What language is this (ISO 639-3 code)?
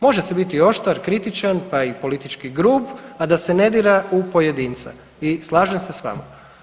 hrv